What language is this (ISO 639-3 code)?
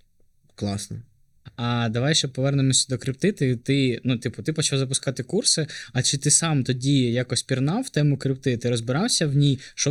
ukr